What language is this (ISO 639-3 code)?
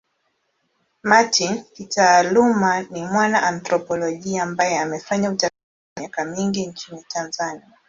swa